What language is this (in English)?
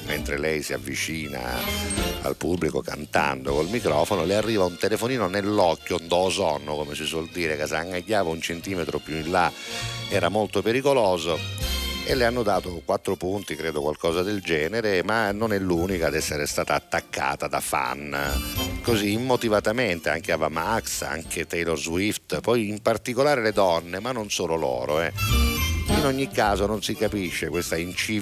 Italian